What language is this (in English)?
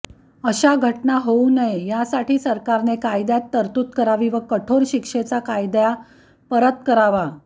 Marathi